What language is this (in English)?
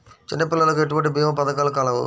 Telugu